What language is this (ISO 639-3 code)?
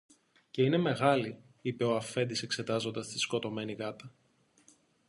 ell